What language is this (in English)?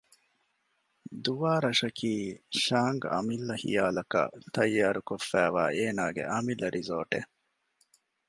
Divehi